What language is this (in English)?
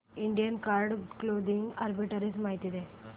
Marathi